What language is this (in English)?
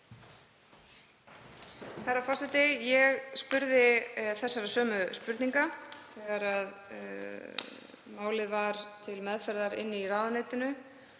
Icelandic